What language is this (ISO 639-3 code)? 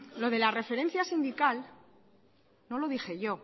spa